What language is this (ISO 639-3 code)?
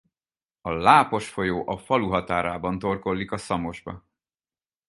hun